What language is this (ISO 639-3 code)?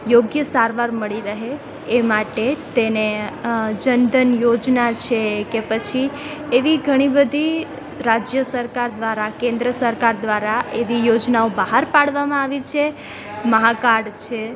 guj